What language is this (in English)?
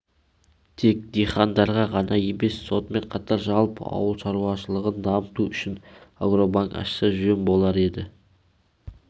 Kazakh